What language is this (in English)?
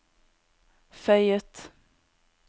Norwegian